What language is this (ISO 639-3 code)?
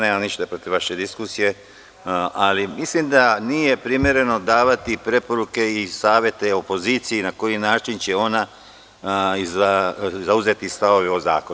srp